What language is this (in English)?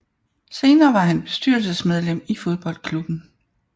Danish